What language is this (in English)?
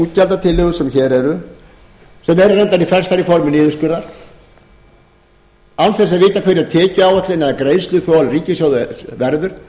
Icelandic